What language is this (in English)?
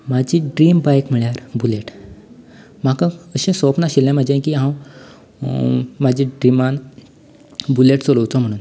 Konkani